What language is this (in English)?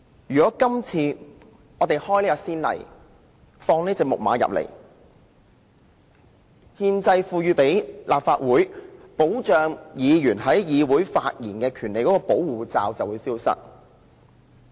Cantonese